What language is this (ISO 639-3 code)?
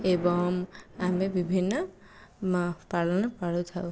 ori